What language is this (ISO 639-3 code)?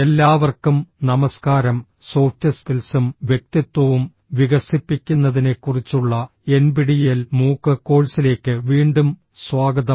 mal